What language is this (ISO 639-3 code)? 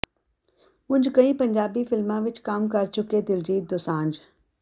pan